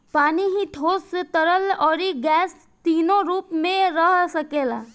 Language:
Bhojpuri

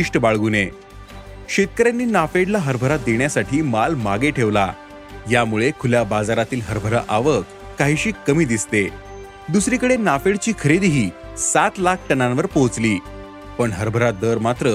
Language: Marathi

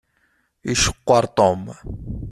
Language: Kabyle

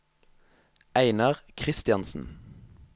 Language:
Norwegian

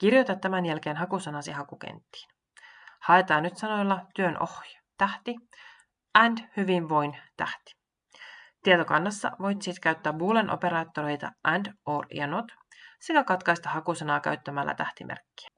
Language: Finnish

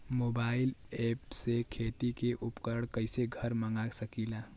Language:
Bhojpuri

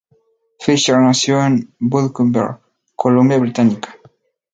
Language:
Spanish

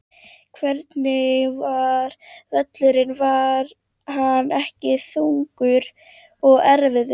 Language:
Icelandic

